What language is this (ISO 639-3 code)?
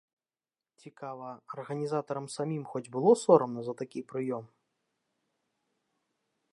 bel